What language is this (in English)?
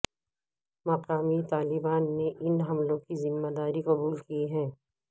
Urdu